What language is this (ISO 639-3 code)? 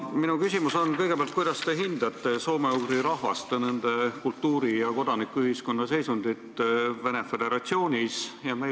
est